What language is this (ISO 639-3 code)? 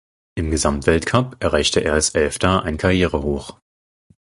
deu